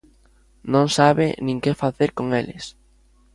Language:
Galician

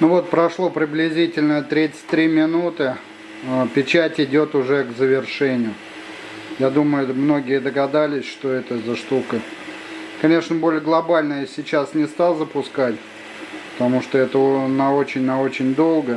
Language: Russian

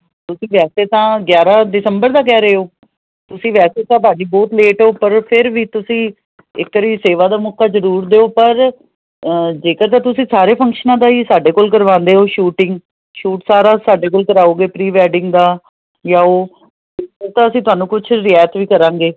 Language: Punjabi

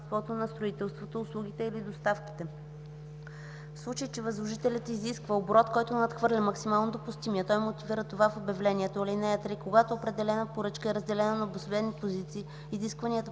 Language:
Bulgarian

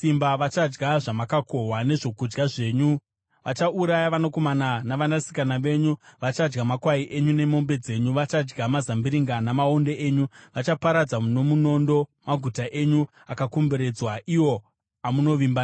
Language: Shona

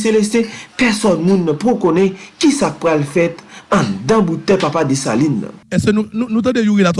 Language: French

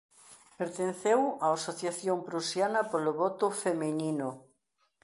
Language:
Galician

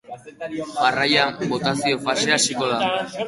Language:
Basque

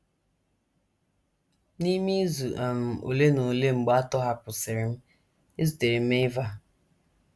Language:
Igbo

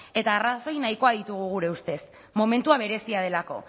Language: Basque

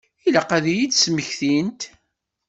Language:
Kabyle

